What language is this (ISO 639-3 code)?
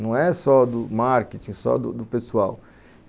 por